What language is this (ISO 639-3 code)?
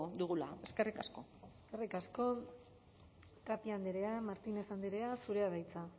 eus